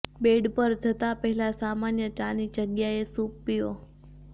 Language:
Gujarati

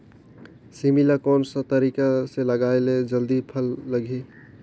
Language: Chhattisgarhi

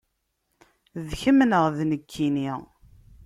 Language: Kabyle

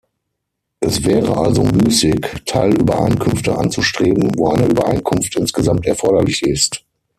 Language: German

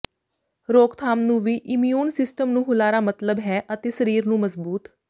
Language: Punjabi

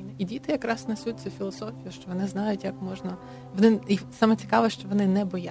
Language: Ukrainian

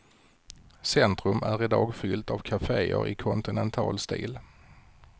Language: Swedish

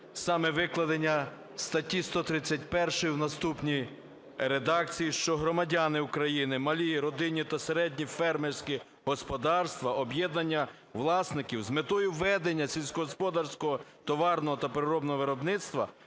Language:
Ukrainian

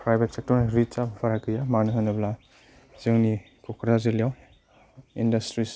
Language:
Bodo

